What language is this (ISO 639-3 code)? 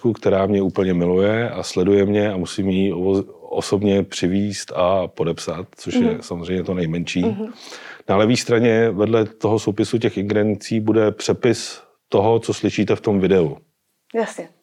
ces